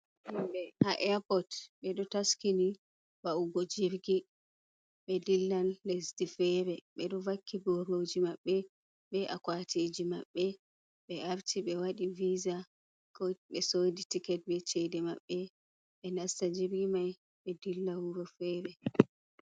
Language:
Fula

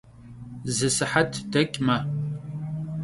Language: Kabardian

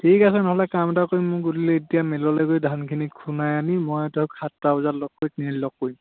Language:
Assamese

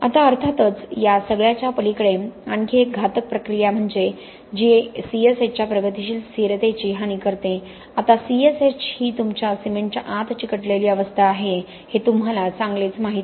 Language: Marathi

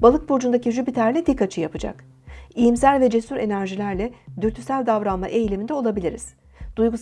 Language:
Turkish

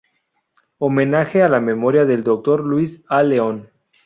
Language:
Spanish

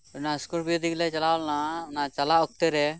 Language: Santali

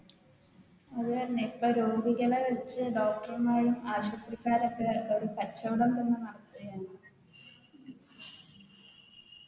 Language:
Malayalam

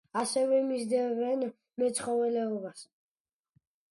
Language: Georgian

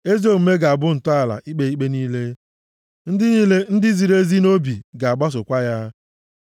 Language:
Igbo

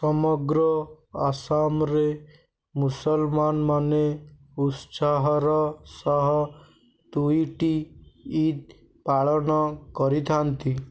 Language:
Odia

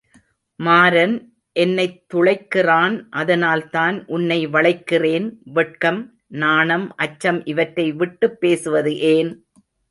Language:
Tamil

